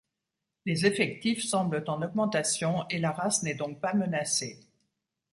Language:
French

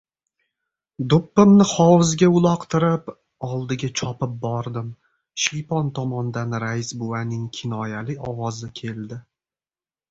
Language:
Uzbek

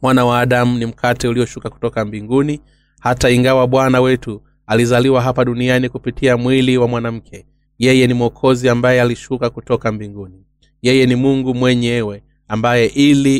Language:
Swahili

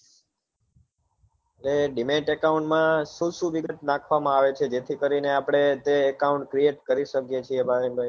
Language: Gujarati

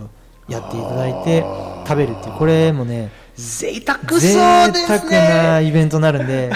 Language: Japanese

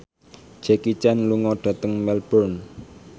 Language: Javanese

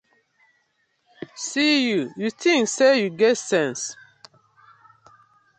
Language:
Nigerian Pidgin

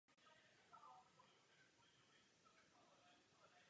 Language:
Czech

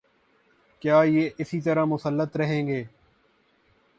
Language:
Urdu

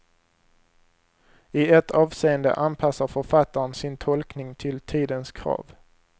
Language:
Swedish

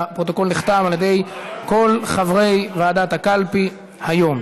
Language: Hebrew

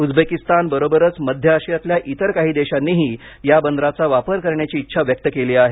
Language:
Marathi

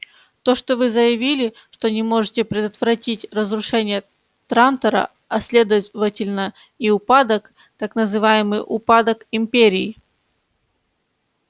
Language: Russian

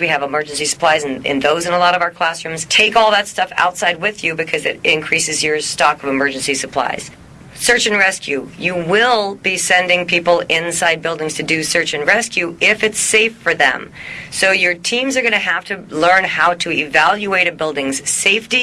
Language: English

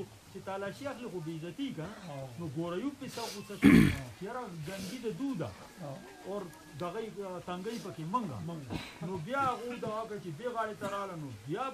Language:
Romanian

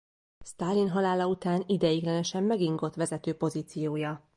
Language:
Hungarian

